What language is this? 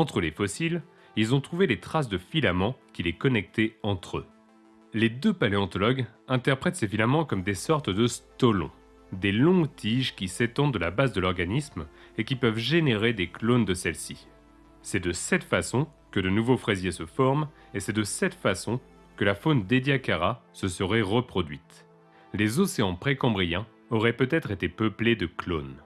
French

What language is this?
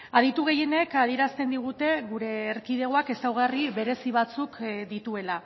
Basque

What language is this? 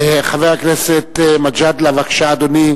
Hebrew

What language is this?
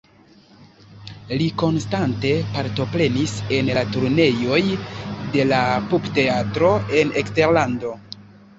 Esperanto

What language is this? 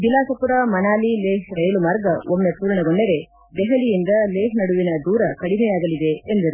Kannada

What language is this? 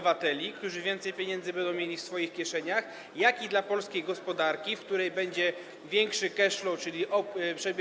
Polish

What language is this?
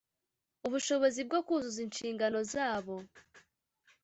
Kinyarwanda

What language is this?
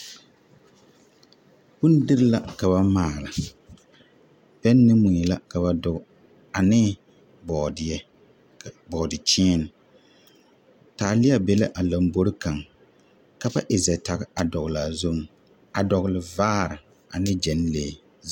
Southern Dagaare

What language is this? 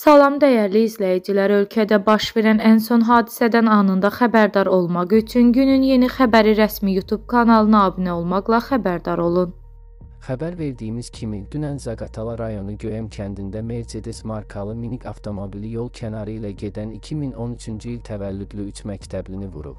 Turkish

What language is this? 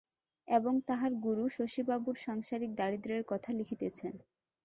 Bangla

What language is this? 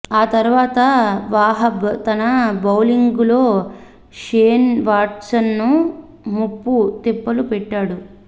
Telugu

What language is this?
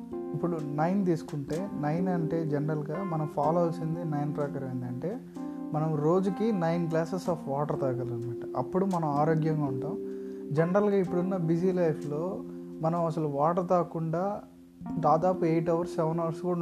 Telugu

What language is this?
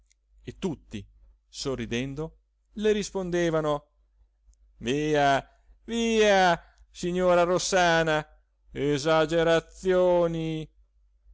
Italian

